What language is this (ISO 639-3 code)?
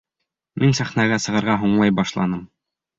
bak